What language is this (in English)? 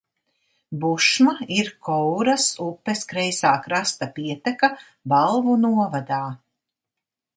Latvian